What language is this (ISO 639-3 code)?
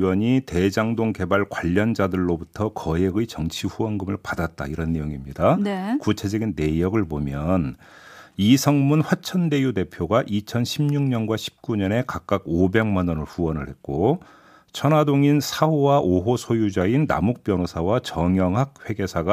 kor